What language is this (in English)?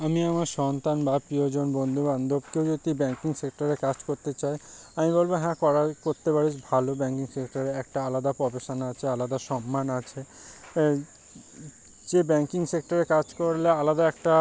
Bangla